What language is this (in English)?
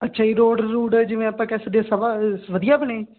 Punjabi